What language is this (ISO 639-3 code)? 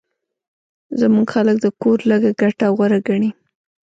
pus